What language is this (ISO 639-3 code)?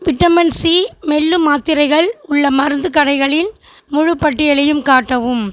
tam